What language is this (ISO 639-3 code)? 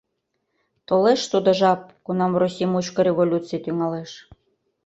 chm